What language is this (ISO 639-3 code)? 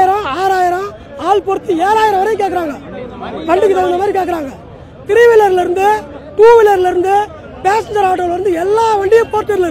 ara